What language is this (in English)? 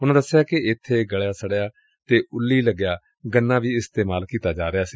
Punjabi